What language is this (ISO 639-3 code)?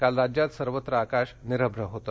mar